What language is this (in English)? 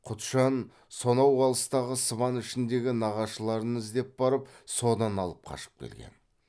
Kazakh